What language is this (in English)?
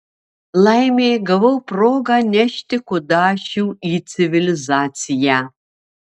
Lithuanian